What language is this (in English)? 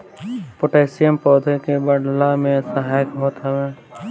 Bhojpuri